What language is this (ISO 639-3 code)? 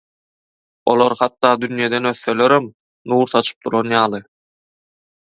tuk